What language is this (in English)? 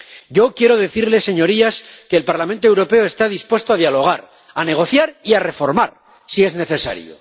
Spanish